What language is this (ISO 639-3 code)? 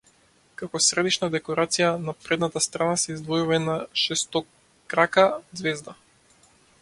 mkd